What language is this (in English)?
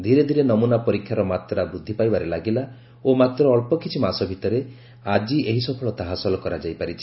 Odia